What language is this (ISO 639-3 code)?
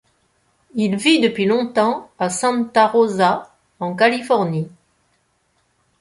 fra